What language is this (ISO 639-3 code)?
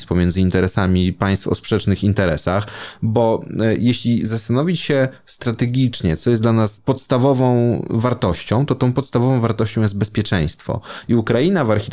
pol